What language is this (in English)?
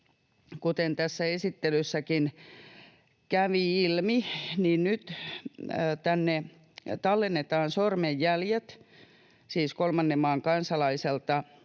Finnish